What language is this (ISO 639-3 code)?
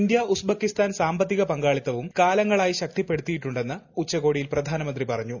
mal